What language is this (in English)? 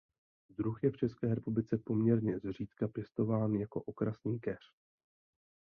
Czech